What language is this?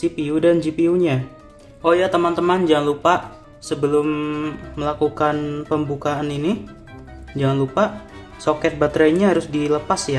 Indonesian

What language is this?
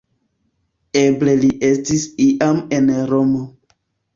Esperanto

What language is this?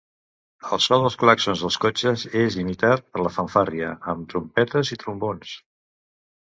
Catalan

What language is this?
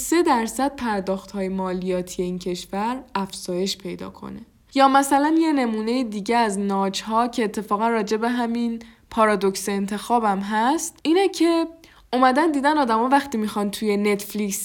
Persian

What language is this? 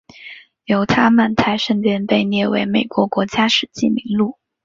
Chinese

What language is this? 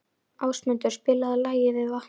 Icelandic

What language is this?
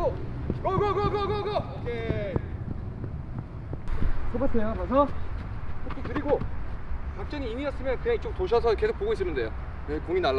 Korean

